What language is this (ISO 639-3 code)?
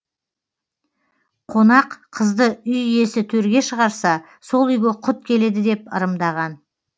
kaz